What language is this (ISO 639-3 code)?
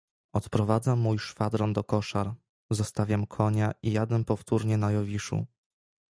pol